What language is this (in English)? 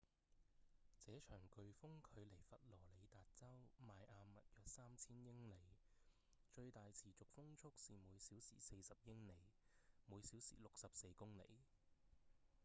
Cantonese